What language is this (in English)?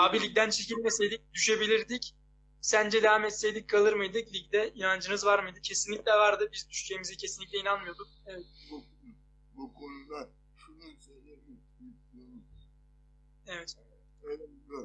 Turkish